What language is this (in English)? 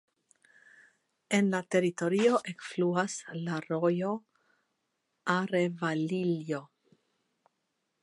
Esperanto